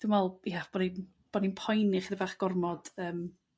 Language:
Welsh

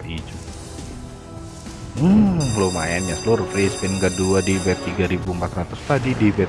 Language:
Indonesian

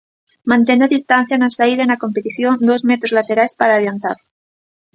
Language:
Galician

